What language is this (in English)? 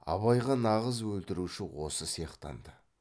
Kazakh